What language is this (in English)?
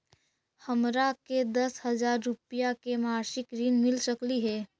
Magahi